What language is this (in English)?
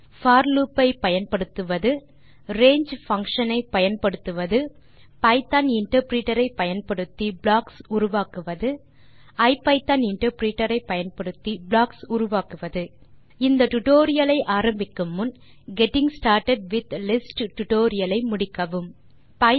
Tamil